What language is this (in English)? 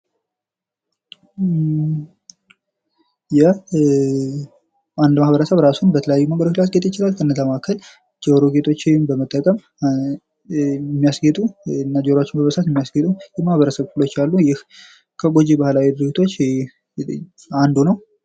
Amharic